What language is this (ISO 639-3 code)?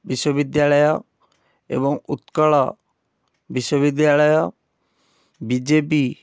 ori